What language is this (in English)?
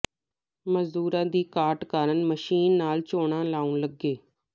Punjabi